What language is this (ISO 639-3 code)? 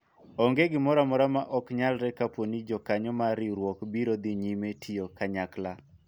luo